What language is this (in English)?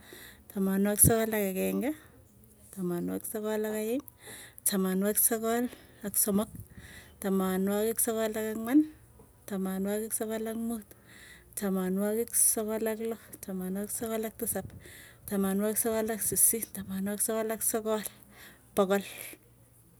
Tugen